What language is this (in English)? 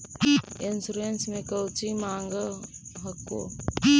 Magahi